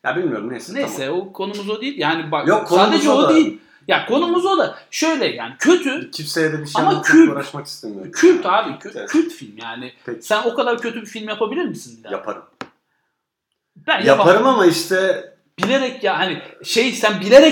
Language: Turkish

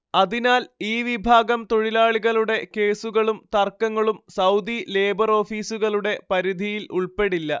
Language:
Malayalam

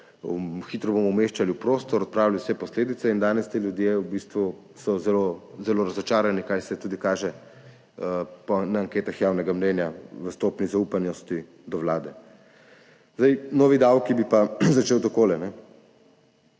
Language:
Slovenian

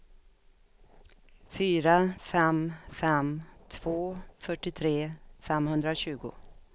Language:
Swedish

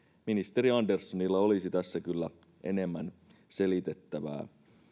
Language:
Finnish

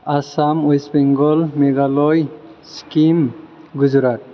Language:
Bodo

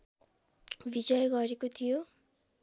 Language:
Nepali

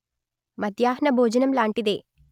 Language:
Telugu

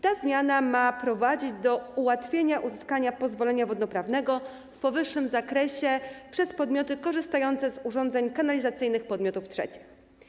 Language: Polish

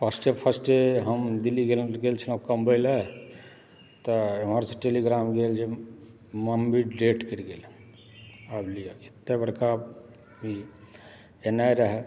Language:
Maithili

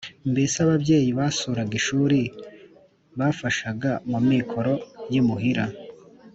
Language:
Kinyarwanda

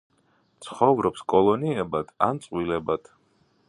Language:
Georgian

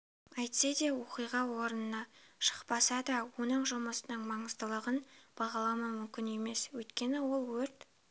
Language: Kazakh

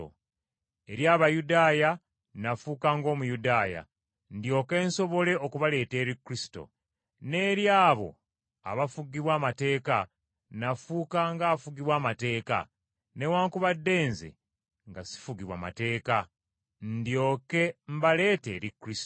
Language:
Ganda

